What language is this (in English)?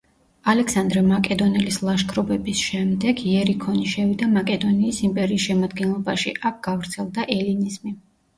Georgian